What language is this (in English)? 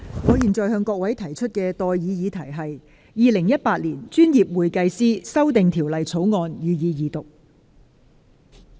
Cantonese